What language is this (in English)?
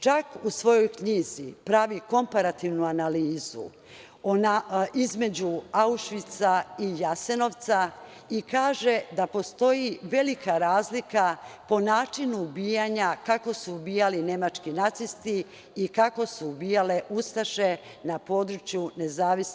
Serbian